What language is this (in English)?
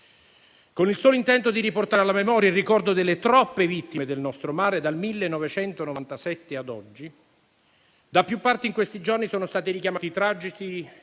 Italian